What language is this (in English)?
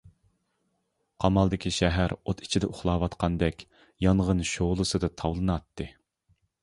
Uyghur